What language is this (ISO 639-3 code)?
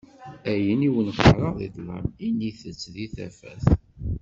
kab